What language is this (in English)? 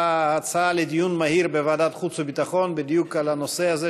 Hebrew